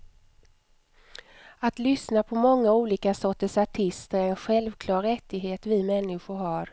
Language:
Swedish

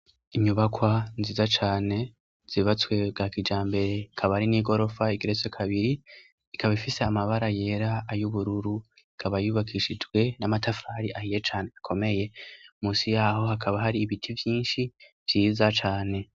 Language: Rundi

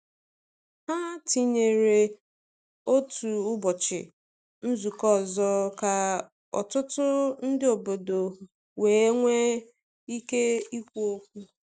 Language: Igbo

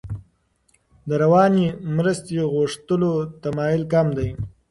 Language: Pashto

